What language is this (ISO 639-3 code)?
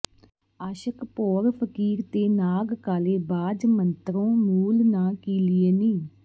pan